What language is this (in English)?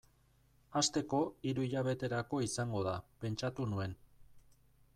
Basque